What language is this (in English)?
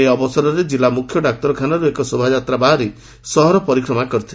Odia